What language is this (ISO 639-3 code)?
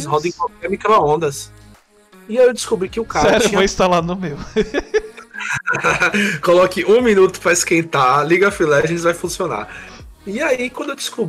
por